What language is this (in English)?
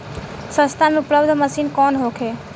Bhojpuri